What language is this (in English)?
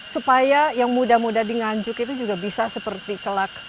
Indonesian